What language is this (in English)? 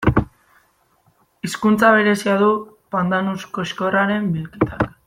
Basque